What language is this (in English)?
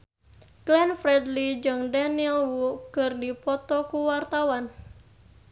Sundanese